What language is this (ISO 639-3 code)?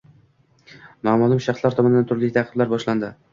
uzb